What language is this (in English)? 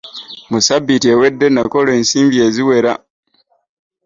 Ganda